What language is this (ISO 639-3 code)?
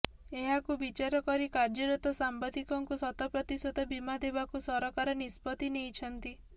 ori